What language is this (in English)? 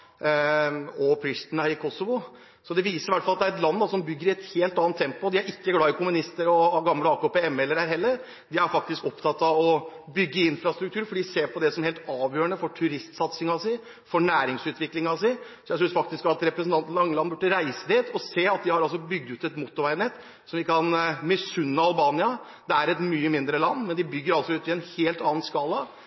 Norwegian Bokmål